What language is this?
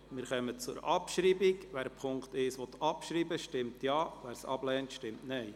Swiss German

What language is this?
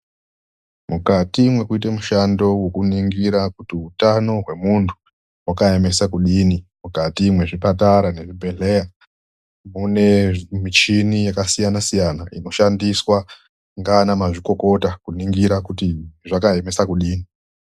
Ndau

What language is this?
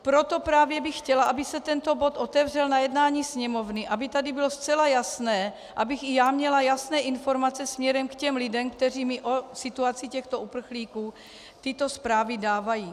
Czech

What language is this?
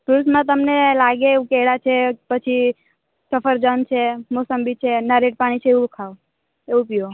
Gujarati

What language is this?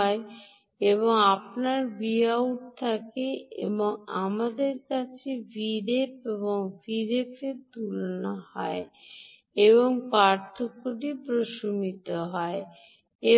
Bangla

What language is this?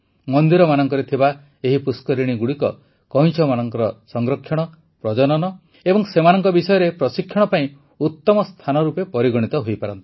Odia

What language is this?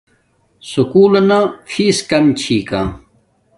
Domaaki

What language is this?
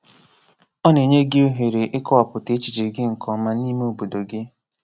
Igbo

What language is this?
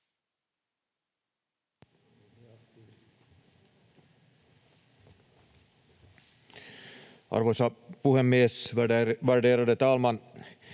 Finnish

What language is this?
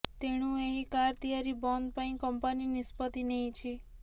Odia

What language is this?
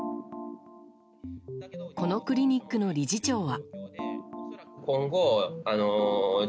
Japanese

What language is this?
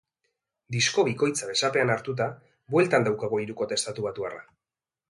Basque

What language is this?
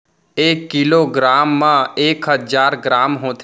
Chhattisgarhi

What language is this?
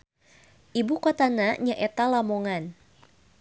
Sundanese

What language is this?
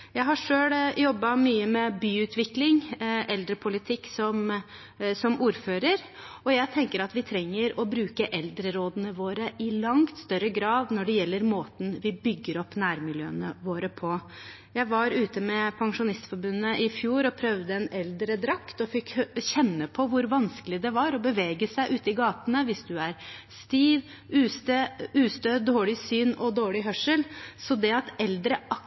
Norwegian Bokmål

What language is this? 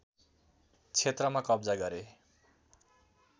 Nepali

